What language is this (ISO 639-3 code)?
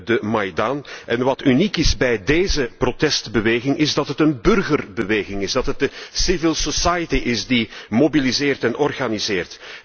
nld